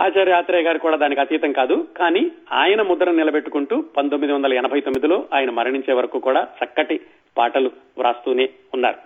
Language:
Telugu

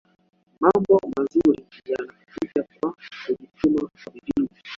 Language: Swahili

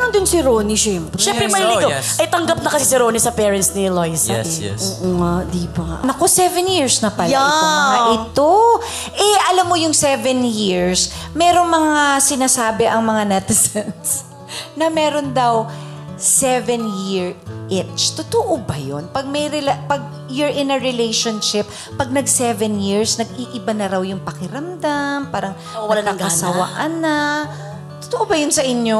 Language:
Filipino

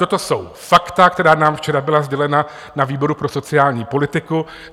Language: Czech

